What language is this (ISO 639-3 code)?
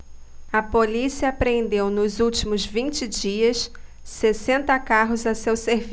por